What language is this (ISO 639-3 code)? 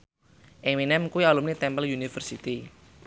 jav